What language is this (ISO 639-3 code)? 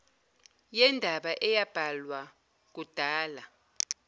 zul